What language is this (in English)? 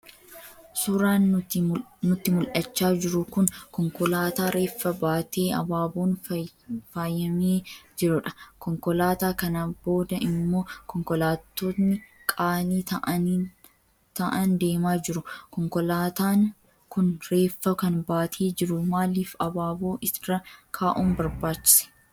Oromo